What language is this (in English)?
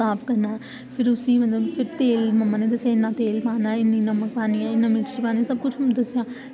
Dogri